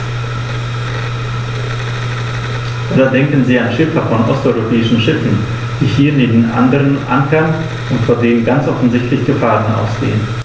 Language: German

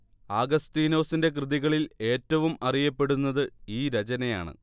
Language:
Malayalam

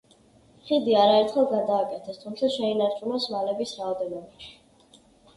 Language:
Georgian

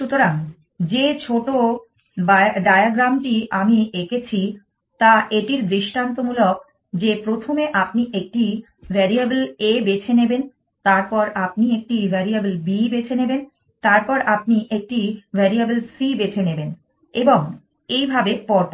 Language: Bangla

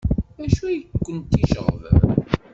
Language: Kabyle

